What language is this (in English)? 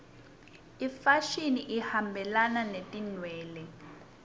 Swati